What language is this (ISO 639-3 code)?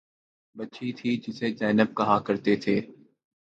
urd